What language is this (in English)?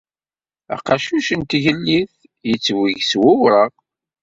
Kabyle